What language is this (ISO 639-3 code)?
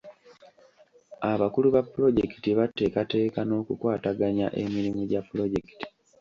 lug